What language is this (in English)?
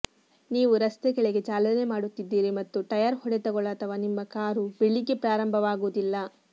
Kannada